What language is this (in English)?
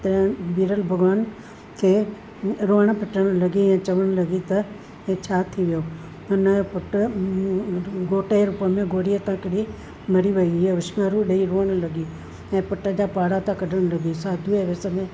Sindhi